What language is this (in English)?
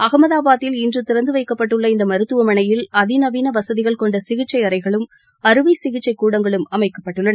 Tamil